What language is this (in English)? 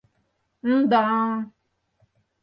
Mari